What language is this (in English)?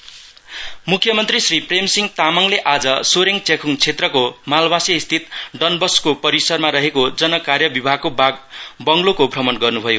Nepali